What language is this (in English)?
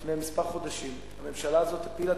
Hebrew